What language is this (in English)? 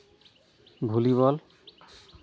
Santali